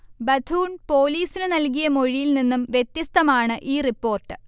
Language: Malayalam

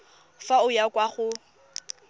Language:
Tswana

